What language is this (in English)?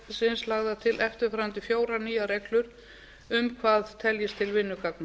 Icelandic